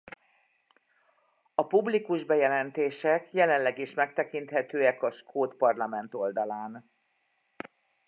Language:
Hungarian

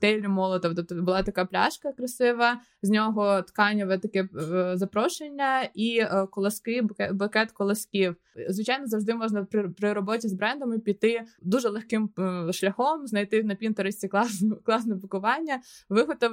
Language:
Ukrainian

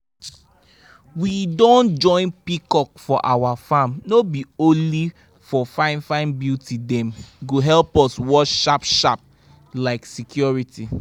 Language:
Nigerian Pidgin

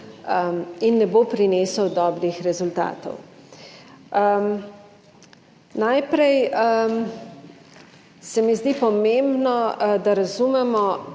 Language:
Slovenian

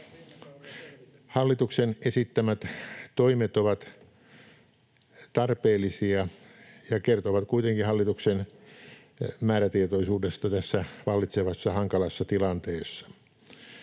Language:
Finnish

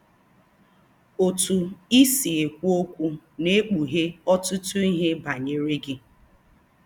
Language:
Igbo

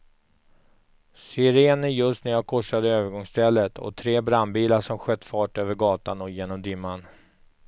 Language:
Swedish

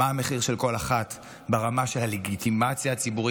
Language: Hebrew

